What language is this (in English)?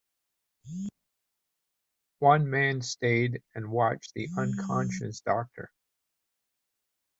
English